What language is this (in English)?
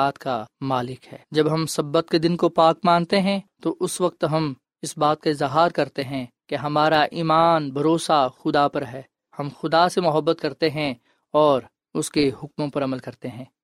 Urdu